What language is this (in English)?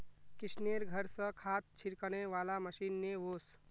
Magahi